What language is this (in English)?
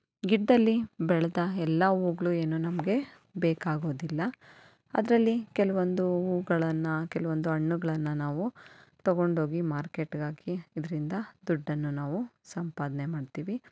Kannada